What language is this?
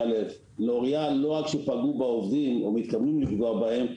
Hebrew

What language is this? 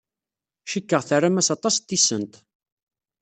Kabyle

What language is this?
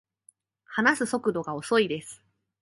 Japanese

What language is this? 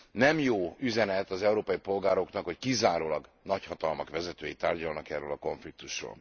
Hungarian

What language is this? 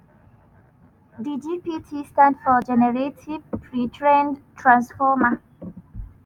Nigerian Pidgin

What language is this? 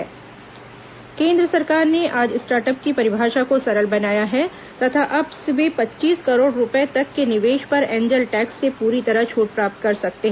Hindi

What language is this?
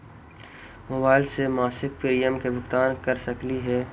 Magahi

